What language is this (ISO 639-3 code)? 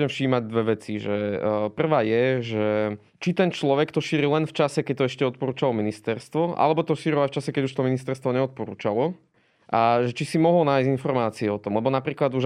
slk